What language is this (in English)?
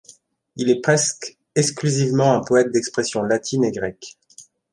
French